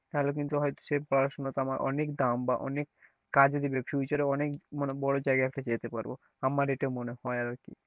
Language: Bangla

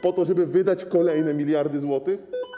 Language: Polish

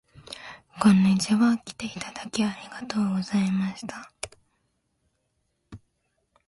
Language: Japanese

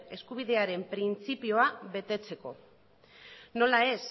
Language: Basque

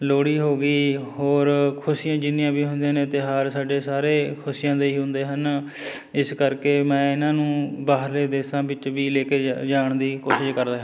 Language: Punjabi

